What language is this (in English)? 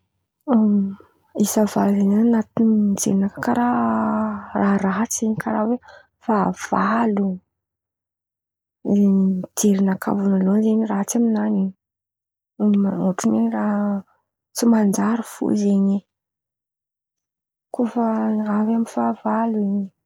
Antankarana Malagasy